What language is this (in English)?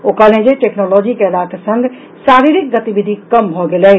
Maithili